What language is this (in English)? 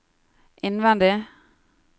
Norwegian